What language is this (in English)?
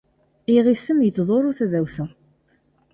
Kabyle